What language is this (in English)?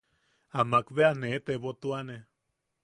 Yaqui